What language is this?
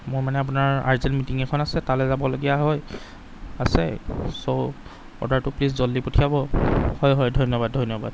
Assamese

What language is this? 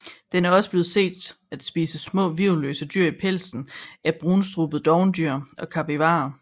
Danish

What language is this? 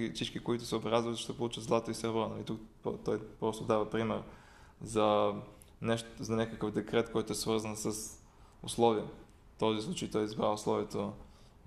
Bulgarian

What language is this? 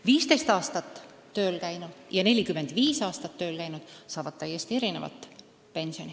Estonian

